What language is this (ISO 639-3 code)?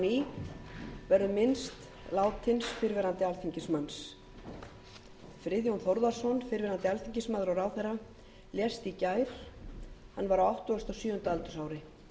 isl